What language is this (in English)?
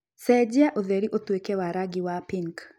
Kikuyu